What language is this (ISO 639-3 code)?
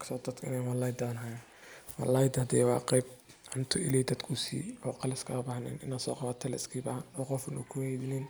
som